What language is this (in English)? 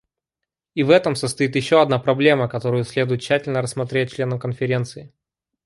Russian